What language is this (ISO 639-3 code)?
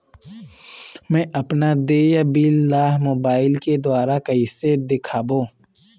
hne